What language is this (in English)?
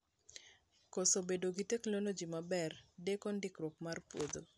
Luo (Kenya and Tanzania)